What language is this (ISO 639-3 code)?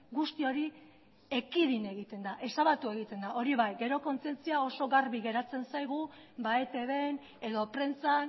eus